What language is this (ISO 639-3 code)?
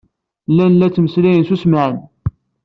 kab